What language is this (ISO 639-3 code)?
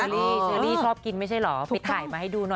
tha